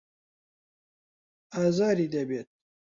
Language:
Central Kurdish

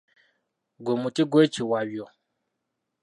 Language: Ganda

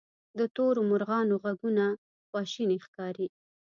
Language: Pashto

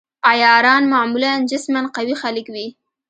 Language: Pashto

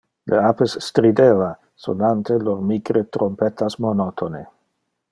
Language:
Interlingua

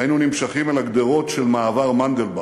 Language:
Hebrew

